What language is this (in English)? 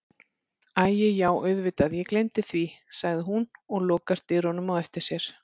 Icelandic